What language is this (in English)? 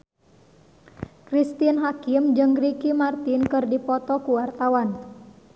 Sundanese